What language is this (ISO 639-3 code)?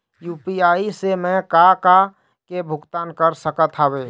hne